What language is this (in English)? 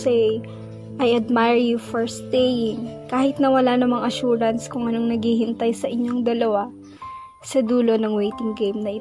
Filipino